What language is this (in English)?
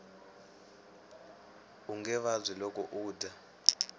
Tsonga